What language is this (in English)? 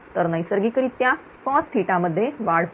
Marathi